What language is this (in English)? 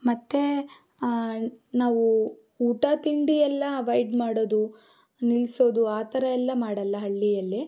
Kannada